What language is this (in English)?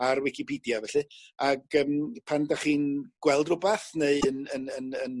Welsh